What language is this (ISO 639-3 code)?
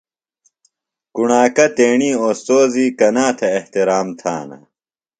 phl